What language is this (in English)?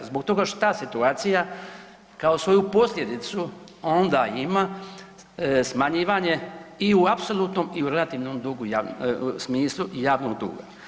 Croatian